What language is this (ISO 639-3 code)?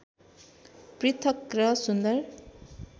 nep